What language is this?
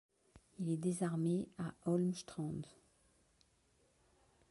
French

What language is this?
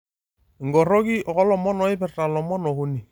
Masai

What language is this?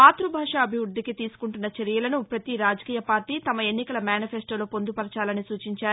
Telugu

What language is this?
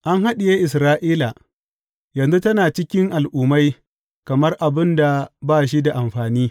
Hausa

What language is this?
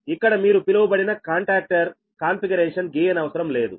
Telugu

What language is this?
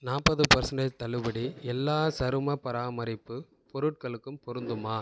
Tamil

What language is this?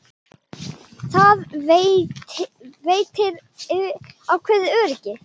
Icelandic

